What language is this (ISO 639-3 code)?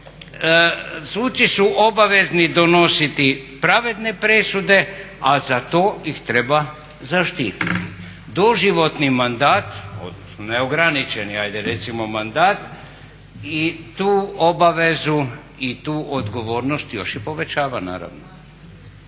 hrv